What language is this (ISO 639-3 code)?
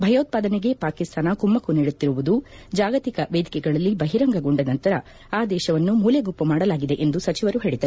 kan